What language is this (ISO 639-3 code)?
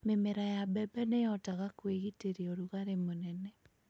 kik